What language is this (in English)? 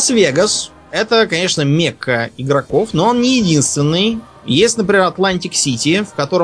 Russian